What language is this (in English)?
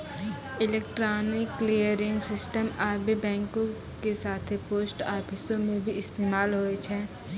Maithili